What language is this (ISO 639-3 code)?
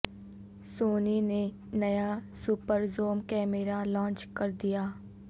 urd